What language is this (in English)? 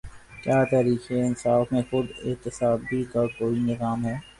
Urdu